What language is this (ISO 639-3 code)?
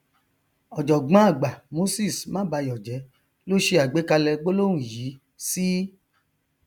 yor